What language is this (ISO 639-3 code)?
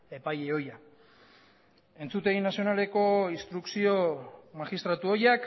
eus